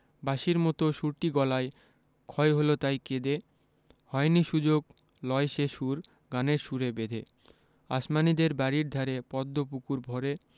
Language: Bangla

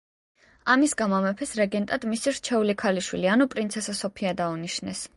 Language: Georgian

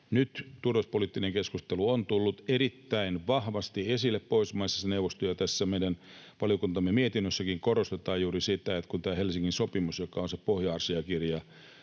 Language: Finnish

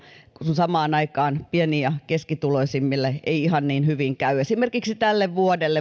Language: Finnish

